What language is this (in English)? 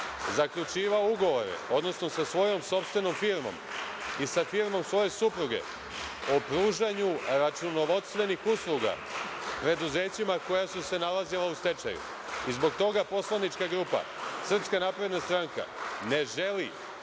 Serbian